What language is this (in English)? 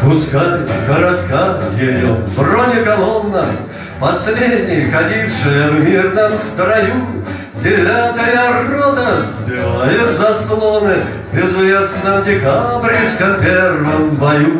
Russian